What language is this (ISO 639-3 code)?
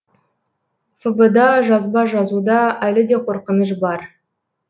kaz